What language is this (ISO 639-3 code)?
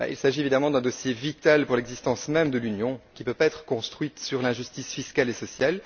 fra